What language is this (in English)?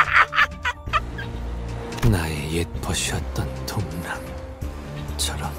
Korean